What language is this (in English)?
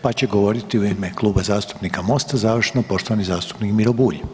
Croatian